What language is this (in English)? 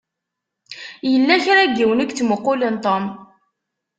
Kabyle